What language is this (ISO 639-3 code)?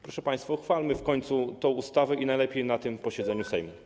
pol